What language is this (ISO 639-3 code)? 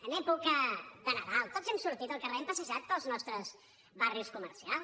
cat